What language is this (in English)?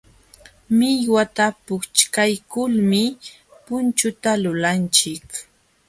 Jauja Wanca Quechua